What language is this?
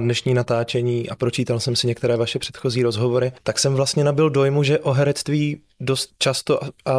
Czech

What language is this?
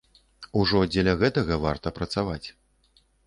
Belarusian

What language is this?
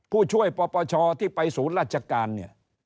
Thai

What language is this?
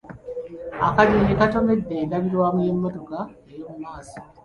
Ganda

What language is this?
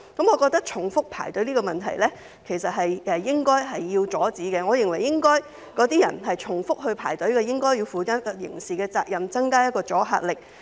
Cantonese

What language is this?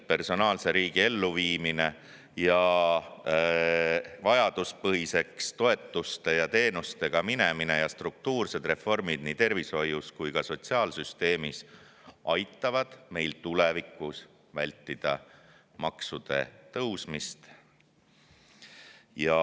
Estonian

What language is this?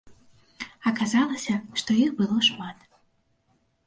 Belarusian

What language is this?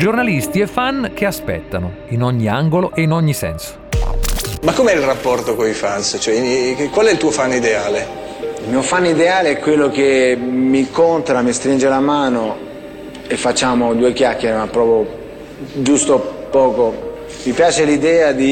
Italian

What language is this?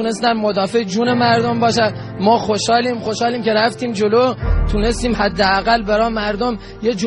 Persian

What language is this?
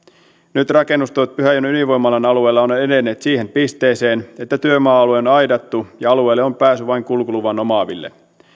Finnish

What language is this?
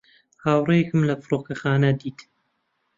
Central Kurdish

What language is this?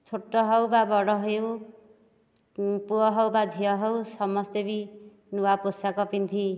Odia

